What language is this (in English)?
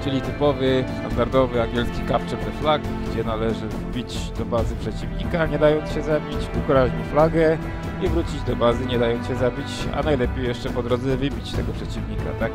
Polish